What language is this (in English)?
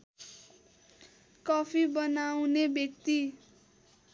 Nepali